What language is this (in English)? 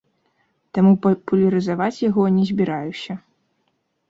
Belarusian